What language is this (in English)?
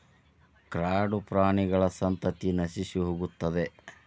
Kannada